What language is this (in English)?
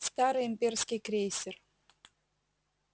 Russian